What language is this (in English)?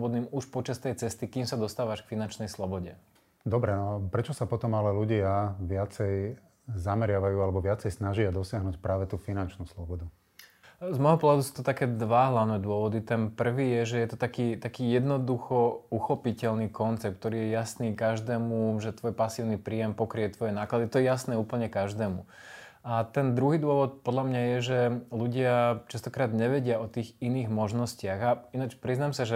Slovak